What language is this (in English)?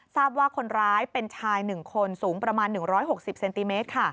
Thai